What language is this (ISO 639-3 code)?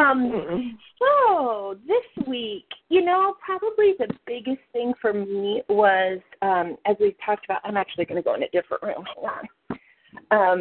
eng